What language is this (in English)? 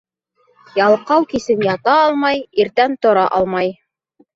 Bashkir